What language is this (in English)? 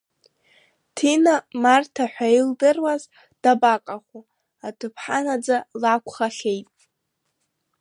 Abkhazian